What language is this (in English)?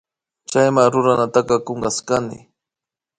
Imbabura Highland Quichua